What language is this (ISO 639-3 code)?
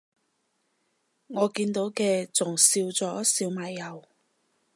yue